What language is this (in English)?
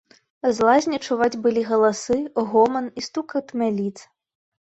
Belarusian